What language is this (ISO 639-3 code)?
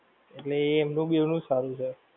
guj